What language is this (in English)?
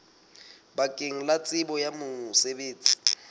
Southern Sotho